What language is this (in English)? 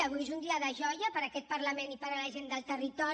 Catalan